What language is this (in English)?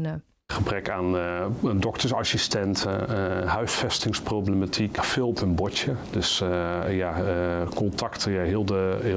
Dutch